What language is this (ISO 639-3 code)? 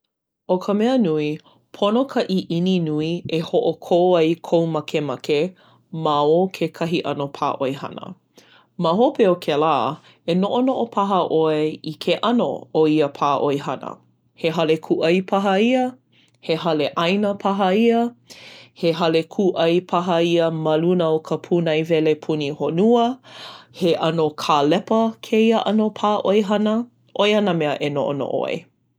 haw